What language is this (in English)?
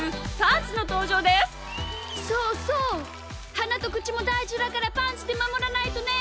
Japanese